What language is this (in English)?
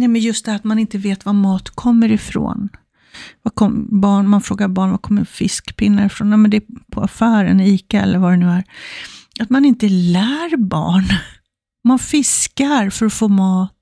Swedish